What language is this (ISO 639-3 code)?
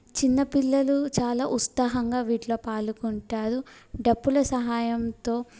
tel